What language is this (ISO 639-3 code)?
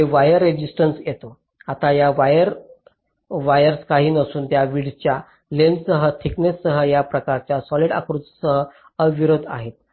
mar